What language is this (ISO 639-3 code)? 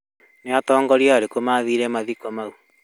kik